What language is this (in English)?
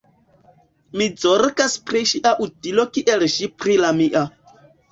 Esperanto